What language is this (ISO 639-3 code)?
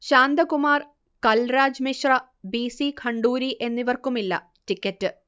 mal